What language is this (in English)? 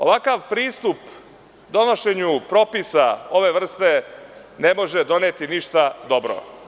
Serbian